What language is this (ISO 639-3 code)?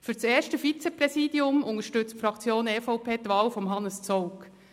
gsw